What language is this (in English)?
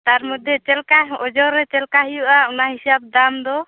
Santali